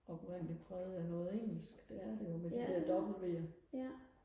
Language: Danish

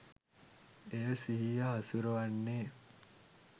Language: Sinhala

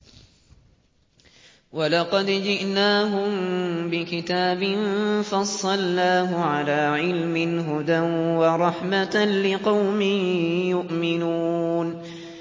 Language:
Arabic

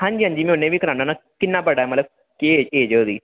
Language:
Dogri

